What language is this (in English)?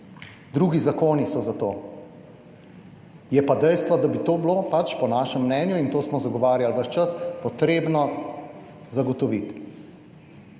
Slovenian